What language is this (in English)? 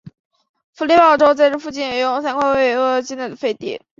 Chinese